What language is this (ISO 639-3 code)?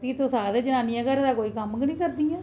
doi